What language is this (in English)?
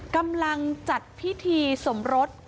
Thai